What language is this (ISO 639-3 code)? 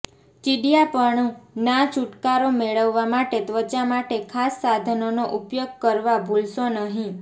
guj